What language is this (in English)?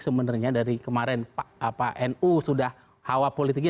Indonesian